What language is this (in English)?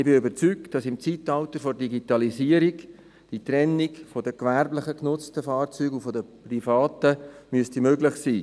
Swiss German